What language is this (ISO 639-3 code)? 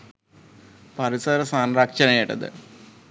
sin